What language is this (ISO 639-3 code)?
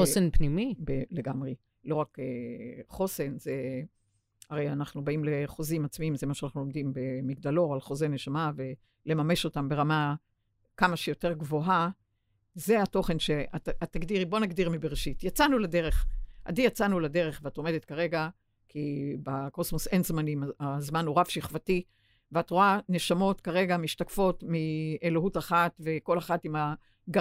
heb